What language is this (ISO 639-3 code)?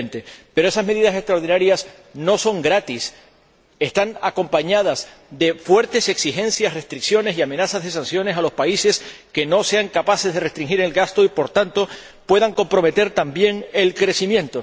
spa